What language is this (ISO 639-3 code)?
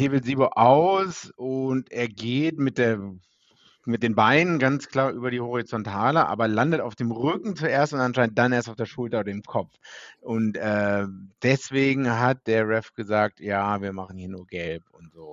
deu